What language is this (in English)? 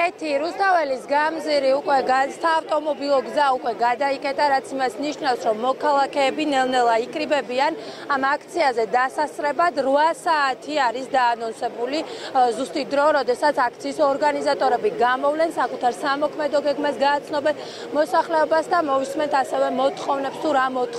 Romanian